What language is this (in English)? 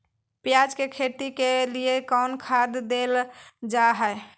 Magahi